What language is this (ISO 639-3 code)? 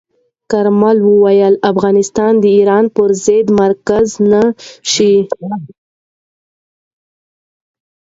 pus